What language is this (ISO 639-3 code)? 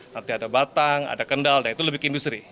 ind